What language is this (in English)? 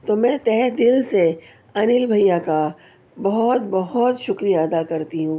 Urdu